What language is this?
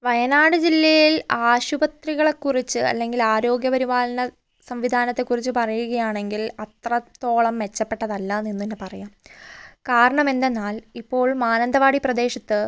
Malayalam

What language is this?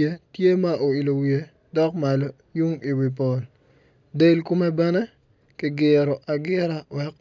Acoli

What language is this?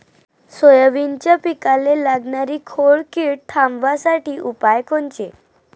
Marathi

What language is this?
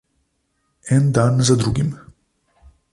Slovenian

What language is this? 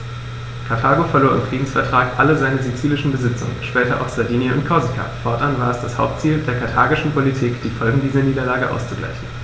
German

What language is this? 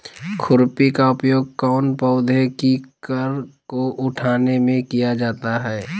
Magahi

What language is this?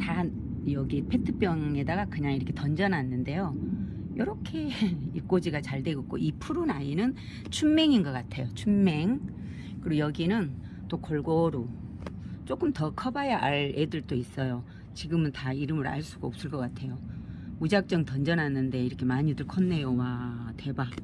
Korean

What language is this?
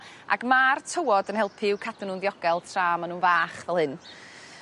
Welsh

